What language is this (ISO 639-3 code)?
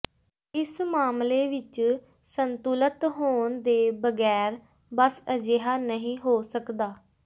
pan